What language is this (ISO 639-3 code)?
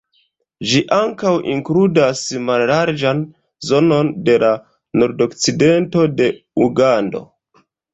epo